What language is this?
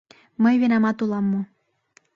Mari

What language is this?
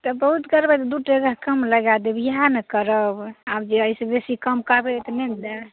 Maithili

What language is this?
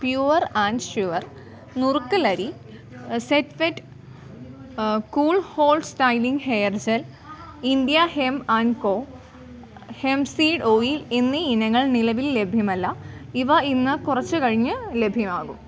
Malayalam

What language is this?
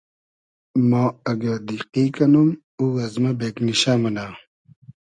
Hazaragi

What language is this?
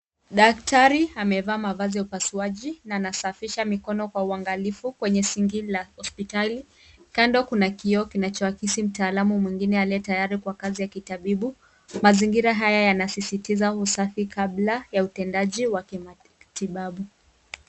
Swahili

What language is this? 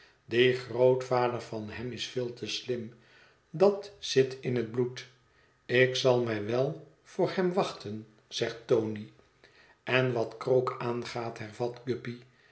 Dutch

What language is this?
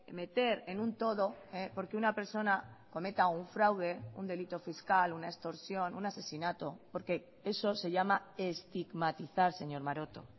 Spanish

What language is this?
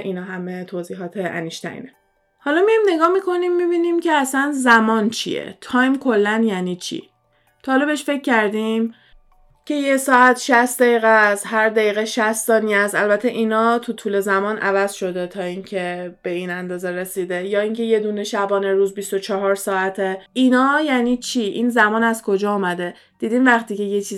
Persian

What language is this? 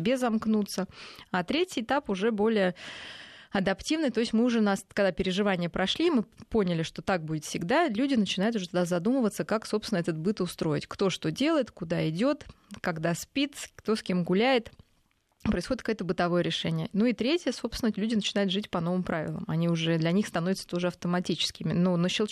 Russian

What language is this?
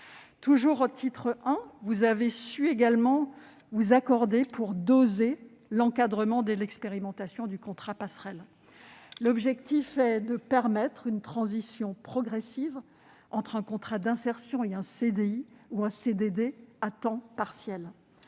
French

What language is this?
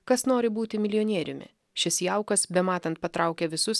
Lithuanian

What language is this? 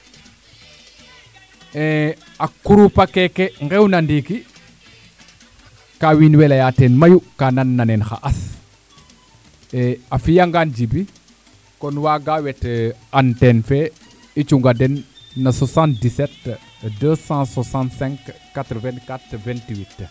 Serer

